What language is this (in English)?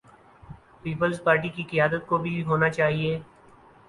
Urdu